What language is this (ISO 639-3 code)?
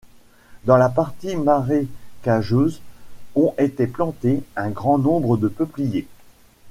fra